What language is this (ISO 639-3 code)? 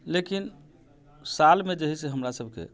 mai